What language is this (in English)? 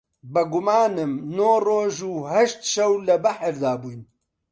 Central Kurdish